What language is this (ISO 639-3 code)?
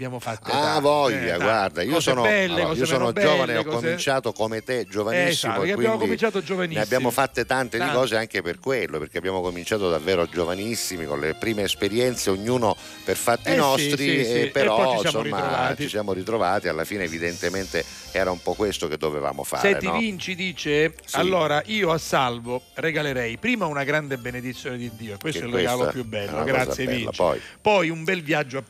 ita